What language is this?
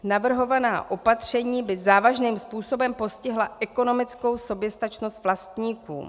Czech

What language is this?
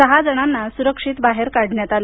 Marathi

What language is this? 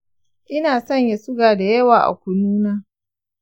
Hausa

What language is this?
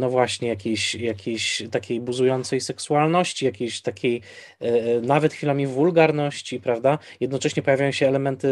Polish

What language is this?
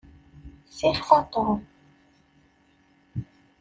Kabyle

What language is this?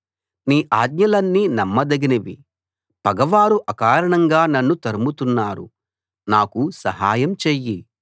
Telugu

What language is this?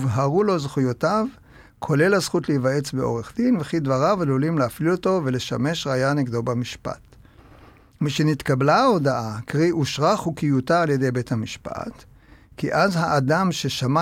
Hebrew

